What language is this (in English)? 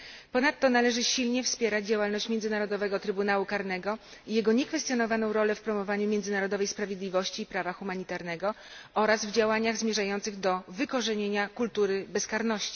Polish